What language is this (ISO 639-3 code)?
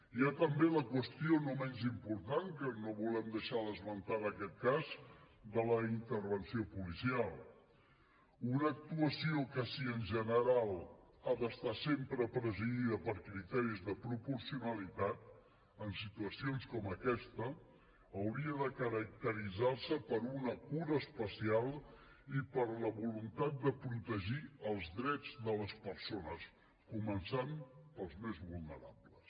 cat